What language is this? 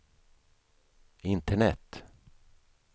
Swedish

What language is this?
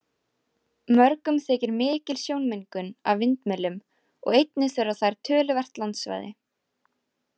Icelandic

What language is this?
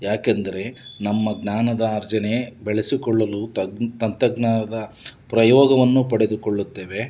Kannada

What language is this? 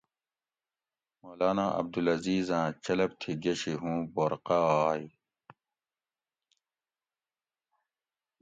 Gawri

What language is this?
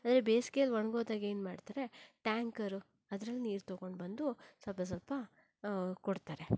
Kannada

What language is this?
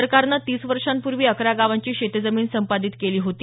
Marathi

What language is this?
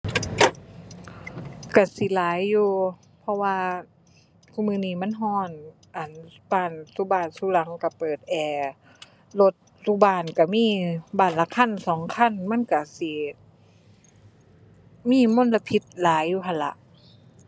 Thai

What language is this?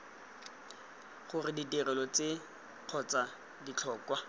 Tswana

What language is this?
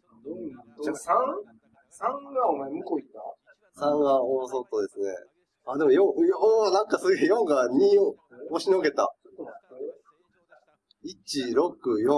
Japanese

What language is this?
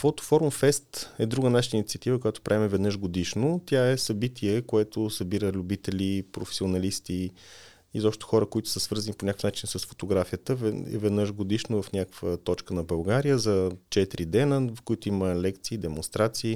Bulgarian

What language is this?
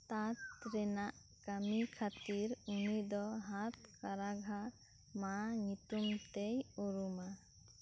Santali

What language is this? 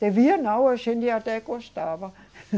Portuguese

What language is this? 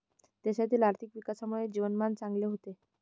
Marathi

